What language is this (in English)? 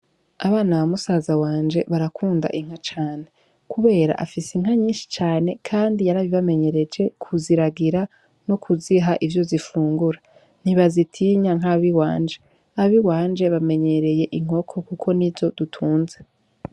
Rundi